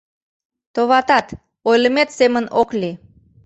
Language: Mari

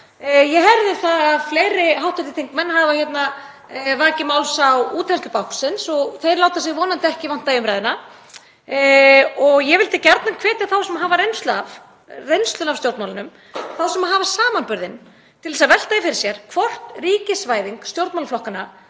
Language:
Icelandic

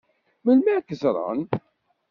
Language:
Kabyle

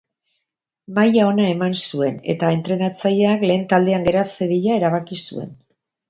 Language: Basque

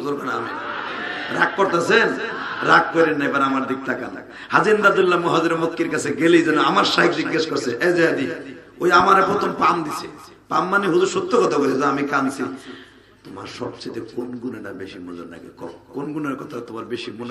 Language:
Romanian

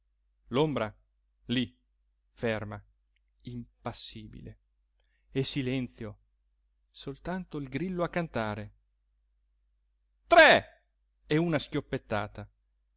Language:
Italian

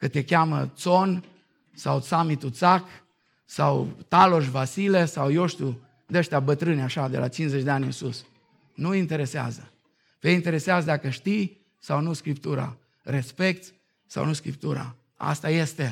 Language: Romanian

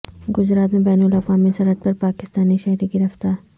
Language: Urdu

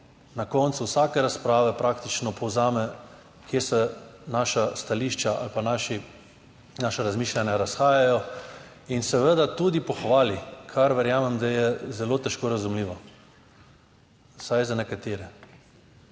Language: Slovenian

